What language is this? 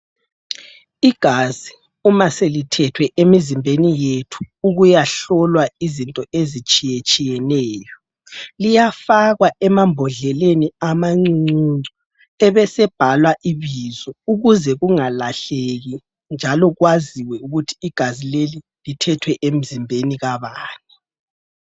North Ndebele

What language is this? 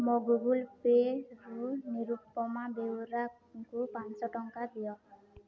Odia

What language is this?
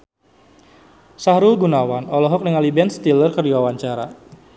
Sundanese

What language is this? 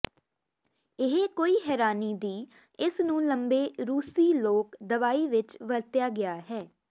Punjabi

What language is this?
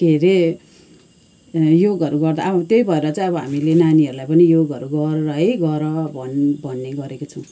Nepali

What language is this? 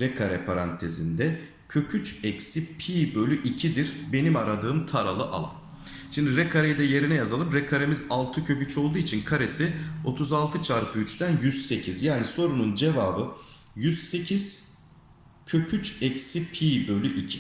Turkish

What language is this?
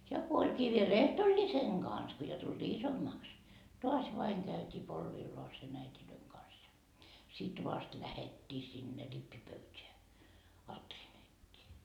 Finnish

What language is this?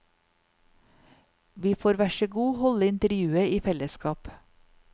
Norwegian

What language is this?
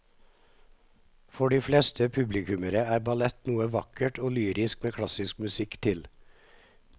Norwegian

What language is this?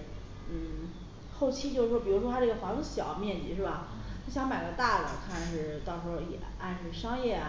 Chinese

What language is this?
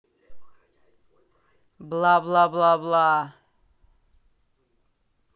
Russian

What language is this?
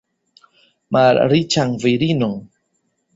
Esperanto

